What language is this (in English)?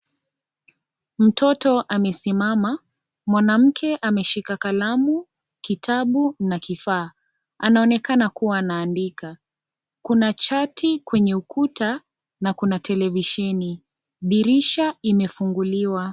Swahili